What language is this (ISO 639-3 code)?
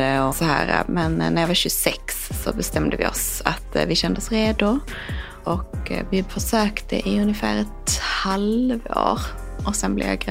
swe